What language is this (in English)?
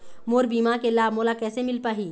Chhattisgarhi